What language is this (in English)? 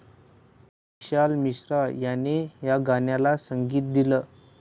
Marathi